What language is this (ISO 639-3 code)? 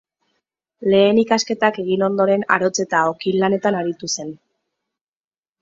eus